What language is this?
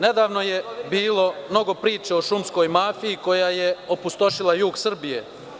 Serbian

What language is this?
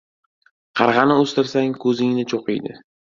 Uzbek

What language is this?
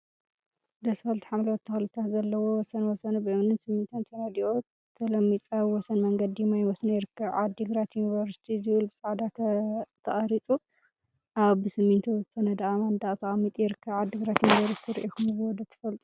Tigrinya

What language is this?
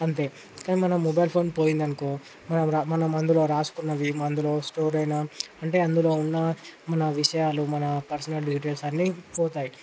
Telugu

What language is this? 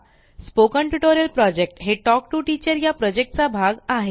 Marathi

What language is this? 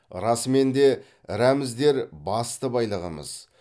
Kazakh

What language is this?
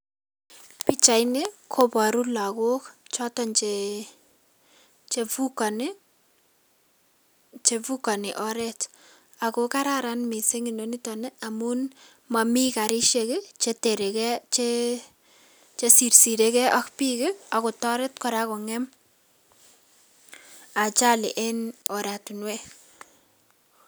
Kalenjin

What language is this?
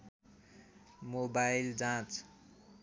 Nepali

